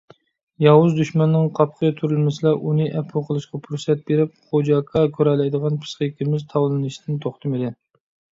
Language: Uyghur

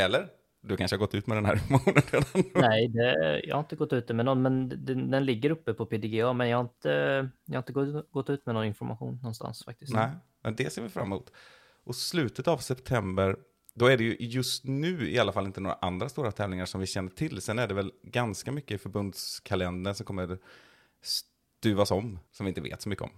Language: Swedish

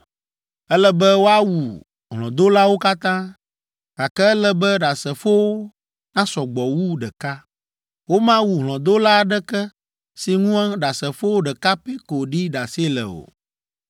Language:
Ewe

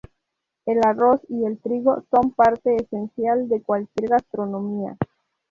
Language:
Spanish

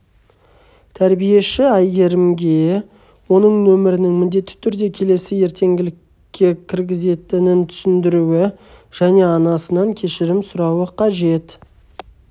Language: Kazakh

